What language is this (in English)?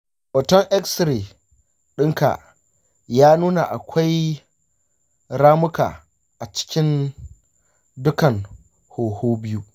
Hausa